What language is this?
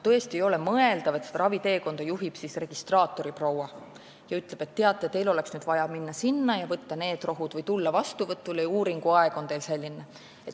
Estonian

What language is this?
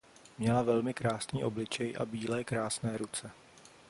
Czech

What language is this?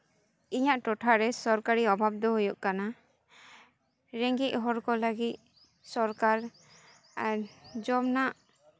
Santali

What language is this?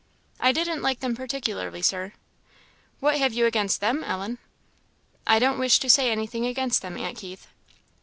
English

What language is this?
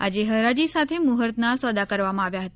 Gujarati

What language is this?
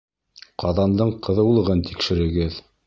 Bashkir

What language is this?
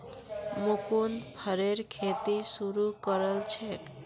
Magahi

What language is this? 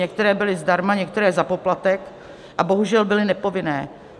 Czech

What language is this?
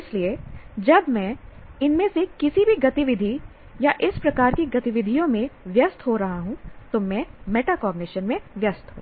Hindi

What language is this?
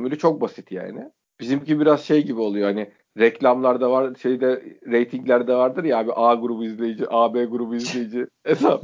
Turkish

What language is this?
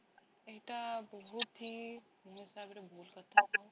Odia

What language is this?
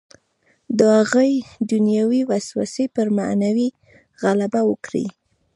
Pashto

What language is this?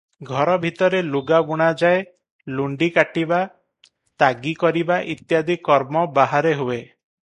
Odia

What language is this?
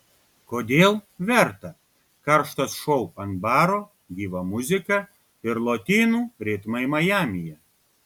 Lithuanian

